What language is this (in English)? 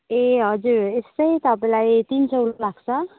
Nepali